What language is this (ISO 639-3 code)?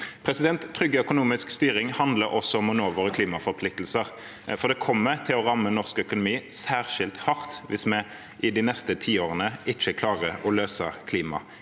nor